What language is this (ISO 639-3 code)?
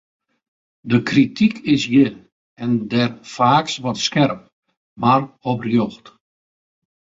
fry